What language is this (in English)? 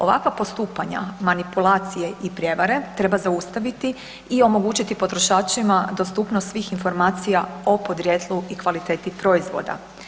Croatian